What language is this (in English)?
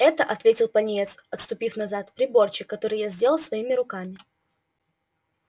Russian